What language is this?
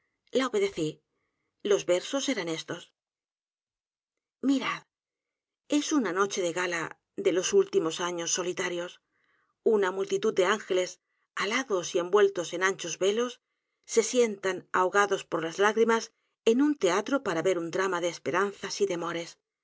Spanish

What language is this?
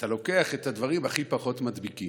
Hebrew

